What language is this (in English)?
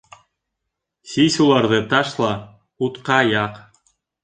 Bashkir